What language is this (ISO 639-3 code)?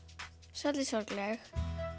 isl